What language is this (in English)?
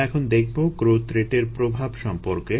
Bangla